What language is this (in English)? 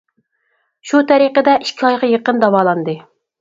Uyghur